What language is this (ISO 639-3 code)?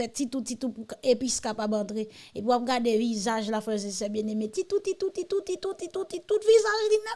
fra